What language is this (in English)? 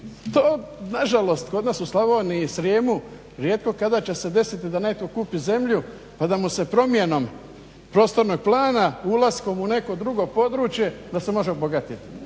Croatian